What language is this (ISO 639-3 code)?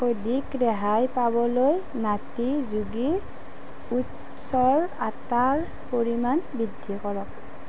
asm